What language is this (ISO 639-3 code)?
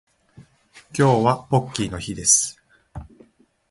jpn